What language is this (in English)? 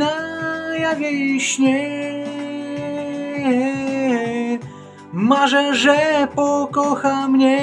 Polish